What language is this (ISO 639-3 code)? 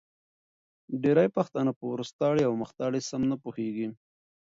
pus